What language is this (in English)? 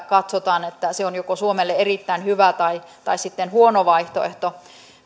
Finnish